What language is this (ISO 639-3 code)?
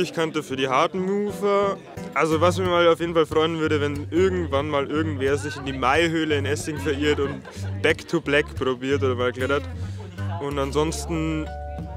deu